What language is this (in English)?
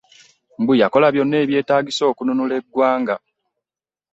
Ganda